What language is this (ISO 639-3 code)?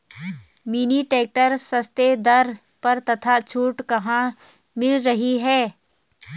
hin